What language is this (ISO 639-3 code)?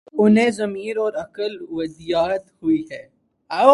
urd